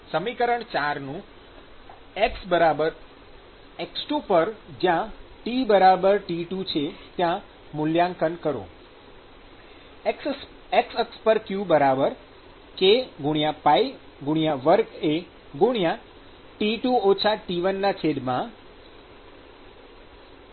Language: Gujarati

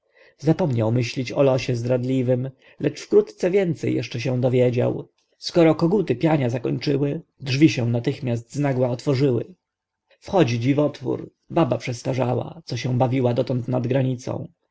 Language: Polish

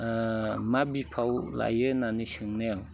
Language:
Bodo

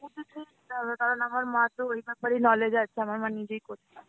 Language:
Bangla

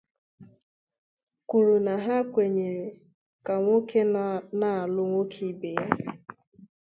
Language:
Igbo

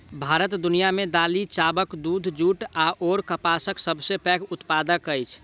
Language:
Maithili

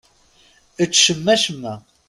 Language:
Kabyle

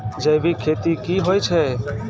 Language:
Maithili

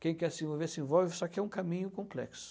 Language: Portuguese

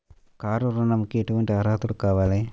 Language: Telugu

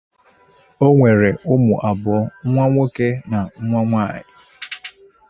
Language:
Igbo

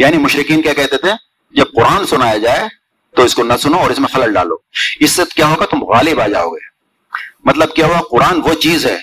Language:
Urdu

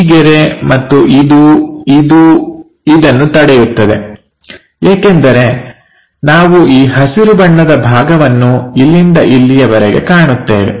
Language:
Kannada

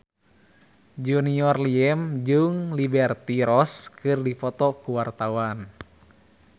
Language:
Sundanese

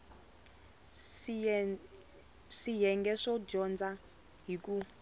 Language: Tsonga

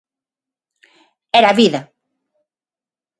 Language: Galician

